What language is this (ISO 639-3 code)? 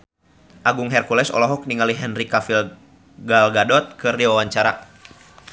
sun